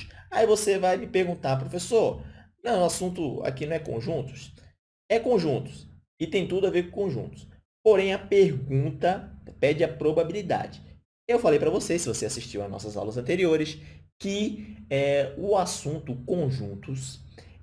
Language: Portuguese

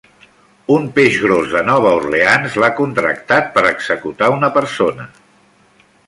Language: Catalan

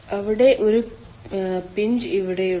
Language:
Malayalam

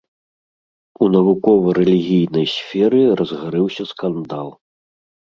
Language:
Belarusian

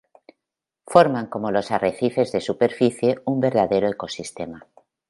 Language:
Spanish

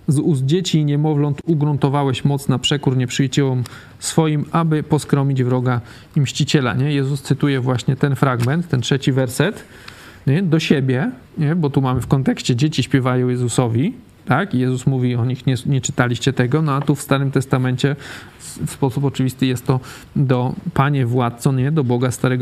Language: Polish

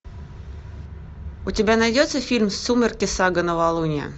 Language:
Russian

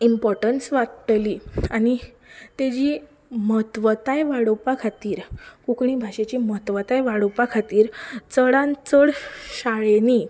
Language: Konkani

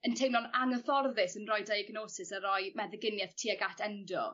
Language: Welsh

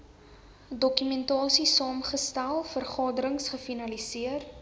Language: Afrikaans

